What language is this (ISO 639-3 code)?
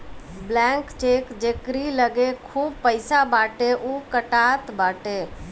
bho